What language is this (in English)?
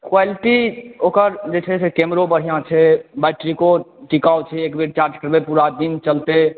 Maithili